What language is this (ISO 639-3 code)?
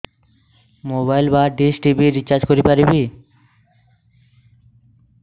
ori